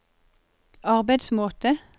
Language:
Norwegian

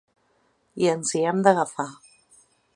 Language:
Catalan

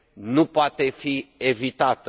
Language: Romanian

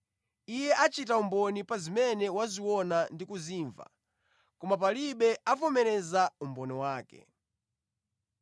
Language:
Nyanja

